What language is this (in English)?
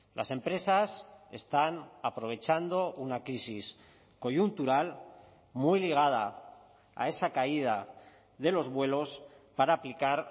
Spanish